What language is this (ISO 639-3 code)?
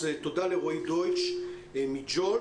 heb